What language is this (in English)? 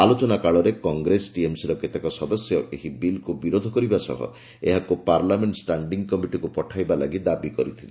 Odia